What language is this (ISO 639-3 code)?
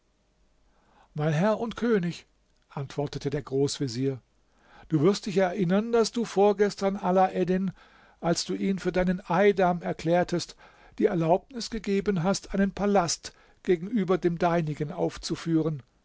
deu